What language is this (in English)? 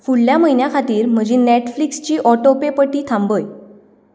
Konkani